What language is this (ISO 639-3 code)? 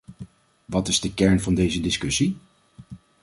nld